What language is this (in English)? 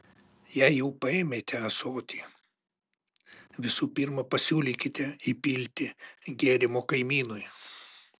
Lithuanian